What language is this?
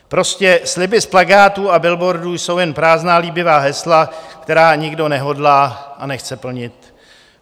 Czech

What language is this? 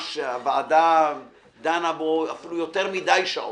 Hebrew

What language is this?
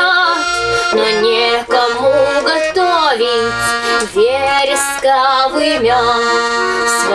Russian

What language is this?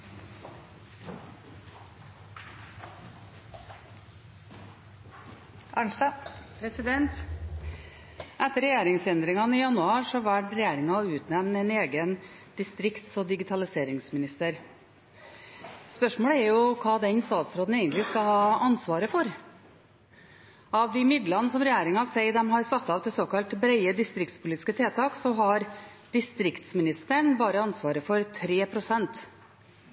Norwegian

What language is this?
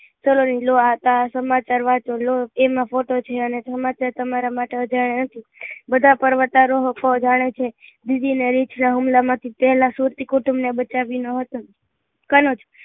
Gujarati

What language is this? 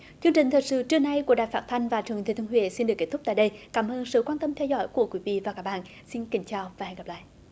Vietnamese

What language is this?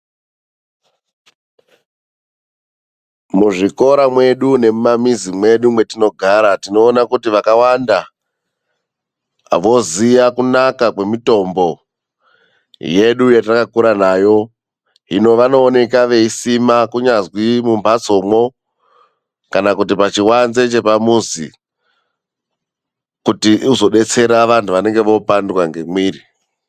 Ndau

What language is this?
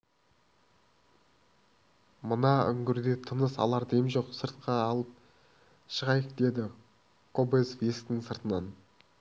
Kazakh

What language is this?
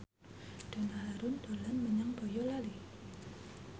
Javanese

